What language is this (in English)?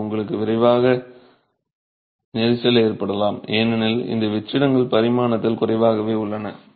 Tamil